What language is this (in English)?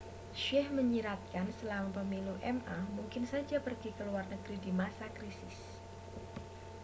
Indonesian